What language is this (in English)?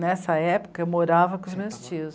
Portuguese